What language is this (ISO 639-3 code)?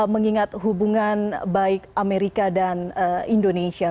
ind